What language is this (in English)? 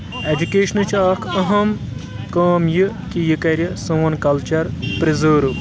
Kashmiri